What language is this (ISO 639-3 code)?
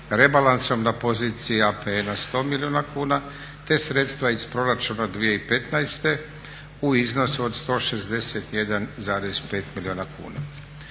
hrv